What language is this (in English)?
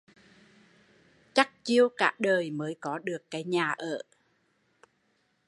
Vietnamese